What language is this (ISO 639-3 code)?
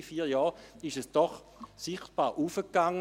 gsw